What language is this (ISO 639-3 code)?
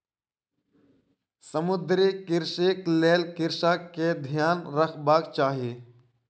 mai